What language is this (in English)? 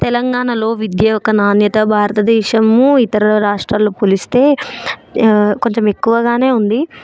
Telugu